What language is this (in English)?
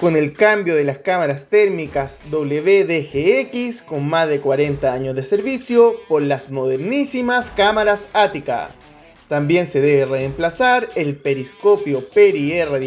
Spanish